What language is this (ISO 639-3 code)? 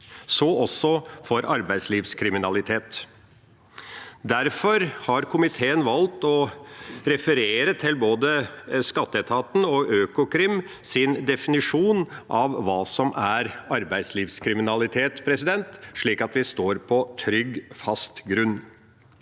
nor